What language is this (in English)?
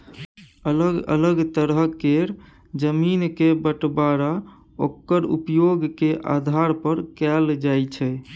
Maithili